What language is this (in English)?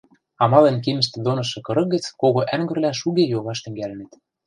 Western Mari